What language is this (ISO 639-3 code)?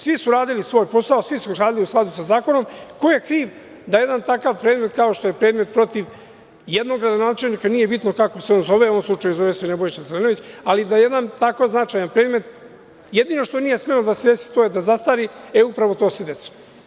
srp